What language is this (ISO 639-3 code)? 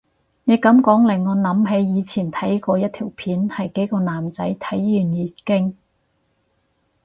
yue